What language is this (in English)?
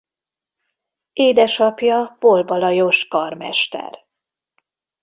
Hungarian